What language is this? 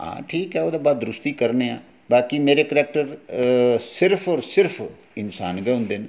Dogri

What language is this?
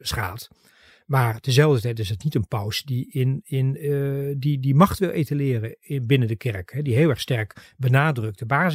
Dutch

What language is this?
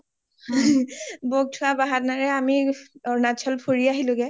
Assamese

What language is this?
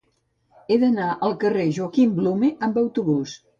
Catalan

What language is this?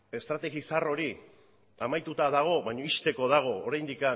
Basque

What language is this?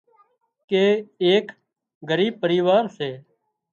Wadiyara Koli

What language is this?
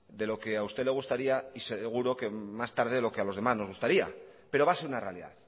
Spanish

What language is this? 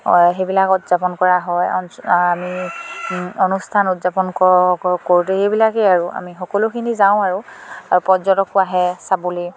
Assamese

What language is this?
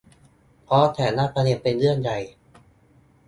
Thai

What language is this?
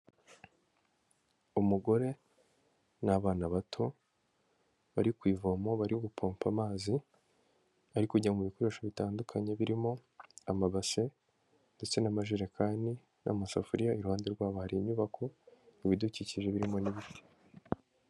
Kinyarwanda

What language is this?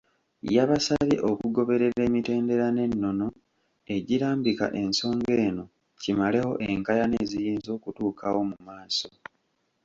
Ganda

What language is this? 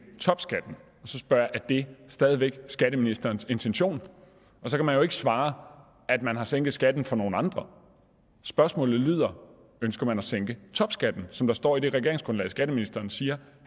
Danish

